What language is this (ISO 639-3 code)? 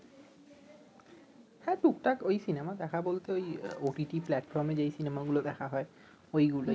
ben